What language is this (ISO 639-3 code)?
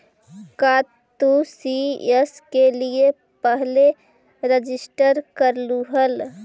mag